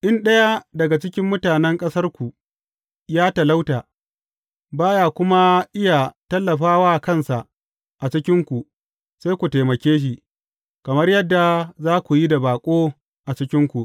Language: Hausa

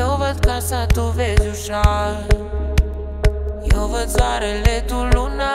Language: Romanian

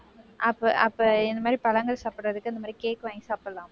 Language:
Tamil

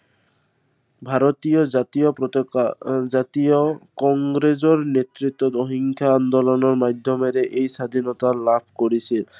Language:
Assamese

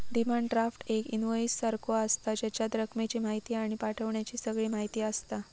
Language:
Marathi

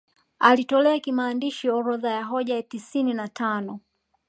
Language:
Swahili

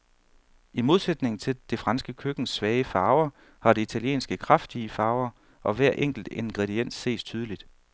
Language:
Danish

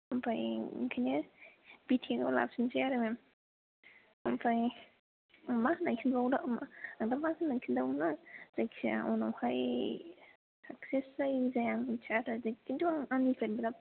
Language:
Bodo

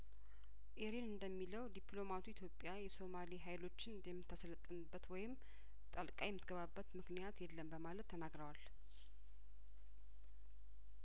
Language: Amharic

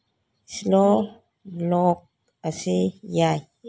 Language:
Manipuri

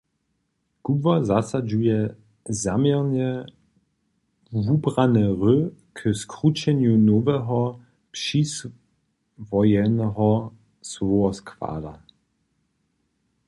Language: Upper Sorbian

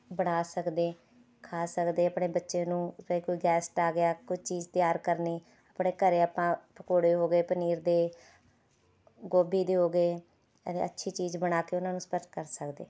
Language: Punjabi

